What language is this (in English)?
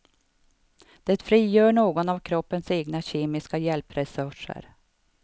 Swedish